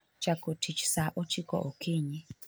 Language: Luo (Kenya and Tanzania)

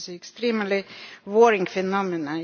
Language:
English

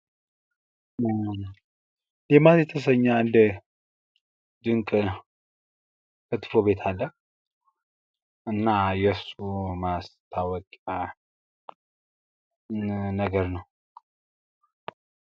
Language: Amharic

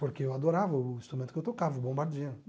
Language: Portuguese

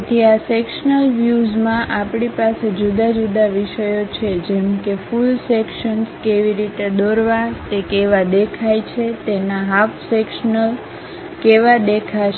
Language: Gujarati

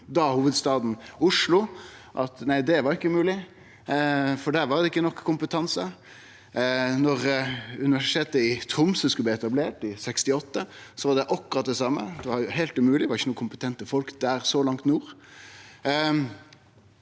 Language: Norwegian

